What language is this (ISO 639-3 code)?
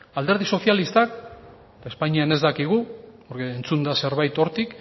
eus